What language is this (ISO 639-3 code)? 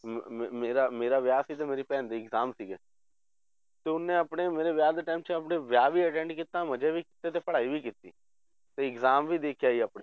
pan